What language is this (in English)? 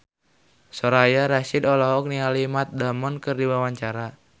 Sundanese